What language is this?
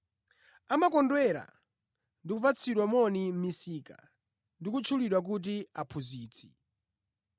Nyanja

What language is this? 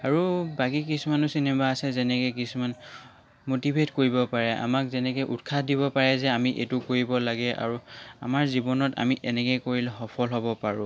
Assamese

